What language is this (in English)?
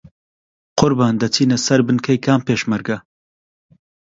Central Kurdish